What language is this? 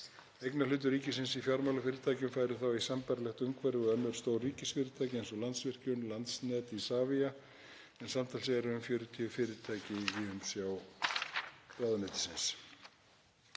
Icelandic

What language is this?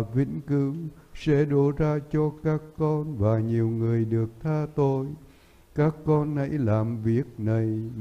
Vietnamese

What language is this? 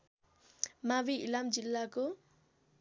Nepali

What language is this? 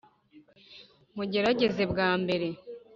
Kinyarwanda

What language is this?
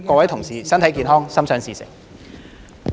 Cantonese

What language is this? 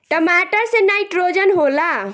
Bhojpuri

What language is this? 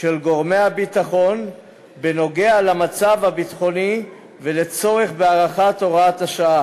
Hebrew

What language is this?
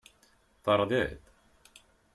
Kabyle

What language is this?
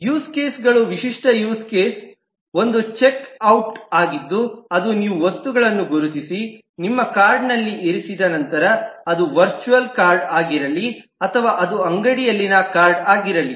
Kannada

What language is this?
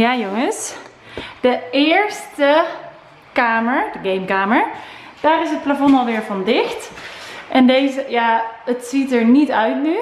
Dutch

